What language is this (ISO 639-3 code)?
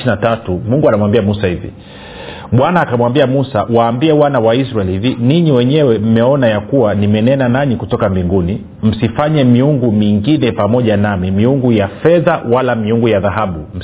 swa